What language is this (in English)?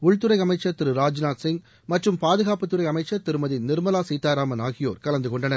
Tamil